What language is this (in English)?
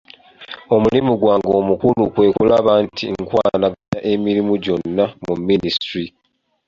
Ganda